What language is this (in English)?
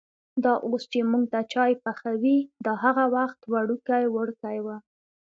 Pashto